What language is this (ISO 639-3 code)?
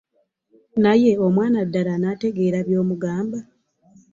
lug